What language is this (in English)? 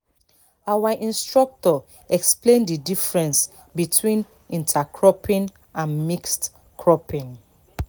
Nigerian Pidgin